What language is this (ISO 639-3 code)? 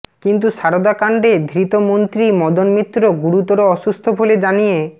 ben